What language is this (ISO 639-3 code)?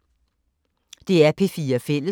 dan